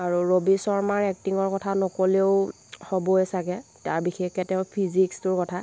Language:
Assamese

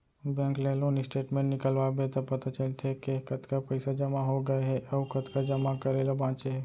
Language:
Chhattisgarhi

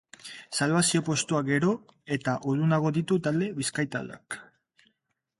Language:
Basque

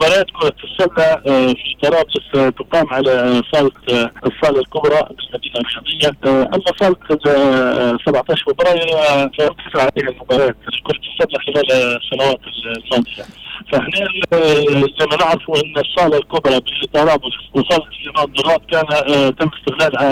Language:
Arabic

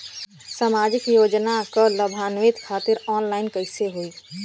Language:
Bhojpuri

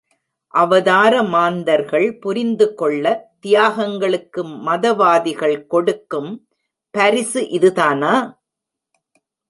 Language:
Tamil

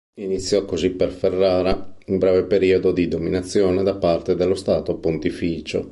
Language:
Italian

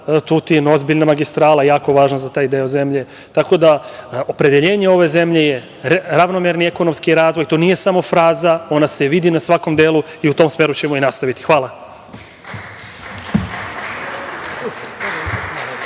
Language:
Serbian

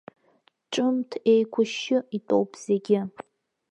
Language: Abkhazian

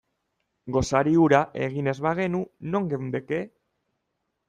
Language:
Basque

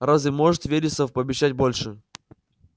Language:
Russian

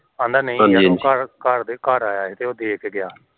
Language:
Punjabi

